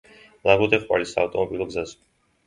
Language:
Georgian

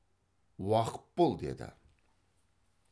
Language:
Kazakh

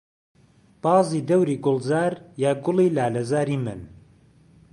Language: Central Kurdish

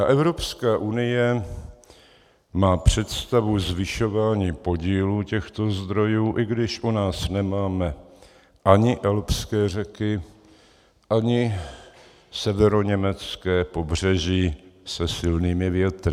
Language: Czech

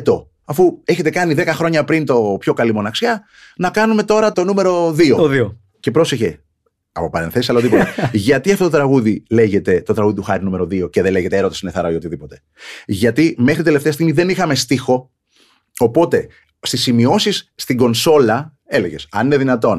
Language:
Greek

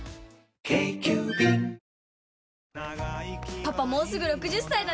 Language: Japanese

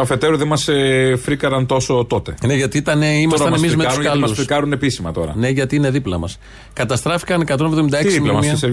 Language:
Greek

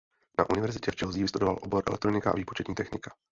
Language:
Czech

